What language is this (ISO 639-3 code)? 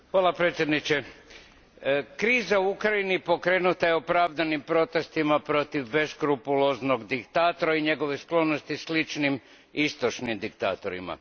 hrv